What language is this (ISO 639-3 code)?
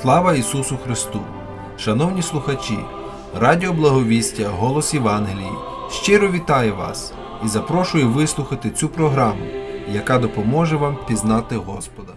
ukr